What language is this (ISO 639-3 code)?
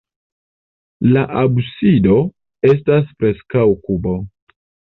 epo